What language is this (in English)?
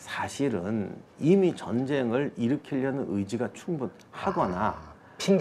Korean